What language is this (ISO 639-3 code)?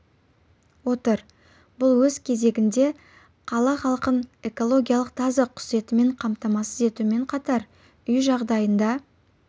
kaz